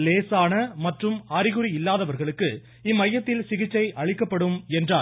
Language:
Tamil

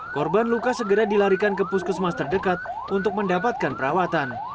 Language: Indonesian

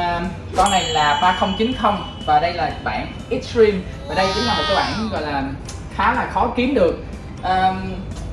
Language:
Vietnamese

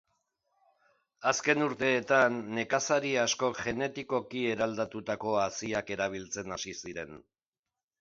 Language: Basque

